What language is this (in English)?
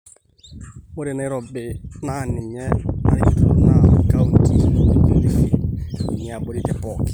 Masai